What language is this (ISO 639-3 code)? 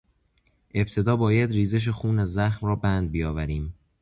fas